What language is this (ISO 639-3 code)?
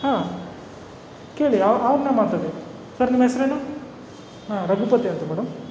kan